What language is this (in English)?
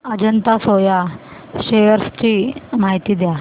Marathi